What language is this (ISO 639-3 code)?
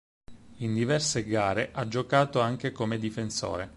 ita